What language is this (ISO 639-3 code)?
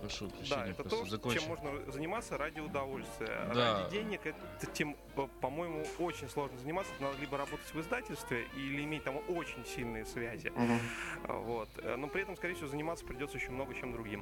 rus